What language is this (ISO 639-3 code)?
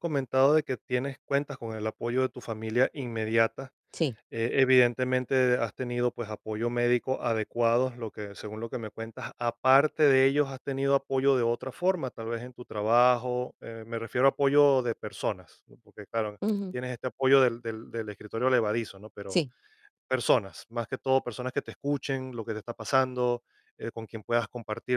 spa